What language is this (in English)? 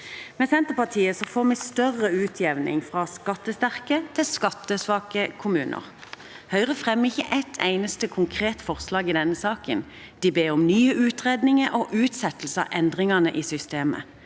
Norwegian